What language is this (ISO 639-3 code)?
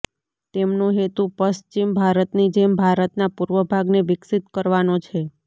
guj